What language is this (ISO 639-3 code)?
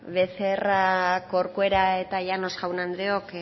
eus